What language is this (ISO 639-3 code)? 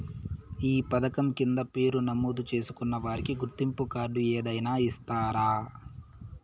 tel